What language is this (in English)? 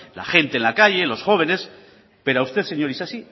Spanish